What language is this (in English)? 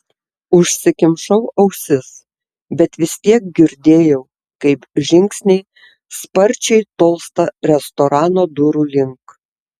Lithuanian